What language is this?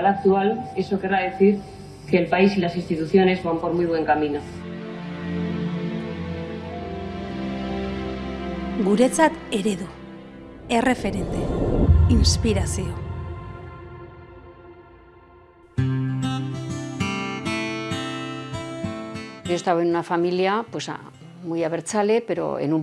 Spanish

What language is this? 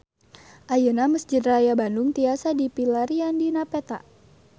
Sundanese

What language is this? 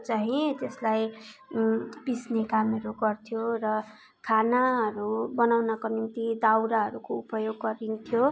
Nepali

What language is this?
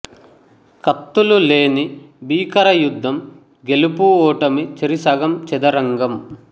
Telugu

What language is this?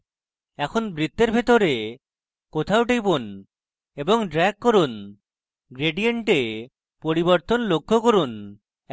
Bangla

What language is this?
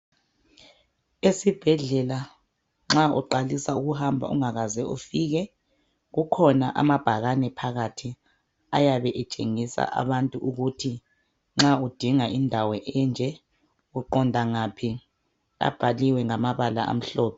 North Ndebele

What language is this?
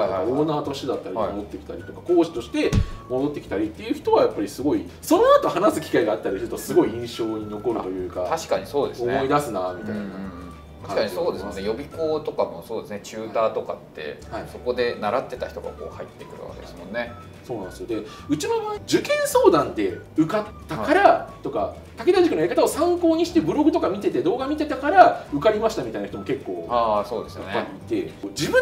Japanese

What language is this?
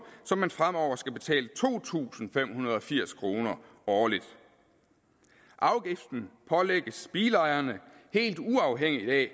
Danish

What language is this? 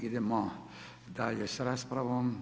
Croatian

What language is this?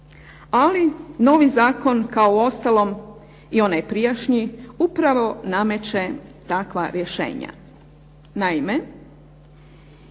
Croatian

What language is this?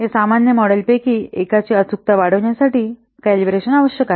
Marathi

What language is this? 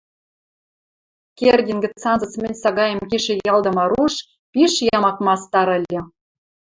Western Mari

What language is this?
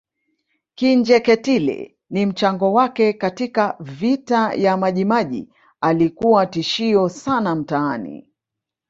Swahili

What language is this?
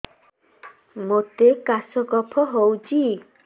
Odia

